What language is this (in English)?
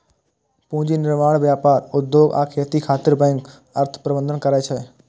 Maithili